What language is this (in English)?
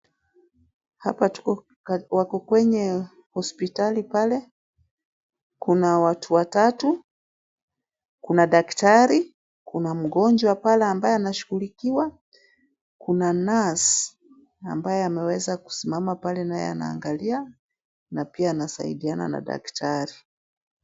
Swahili